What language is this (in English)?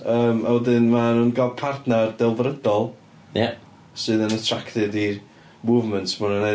Welsh